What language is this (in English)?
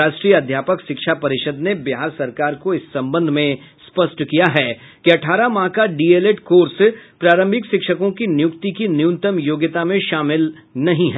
Hindi